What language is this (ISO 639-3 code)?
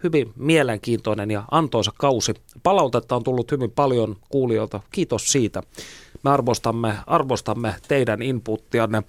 fin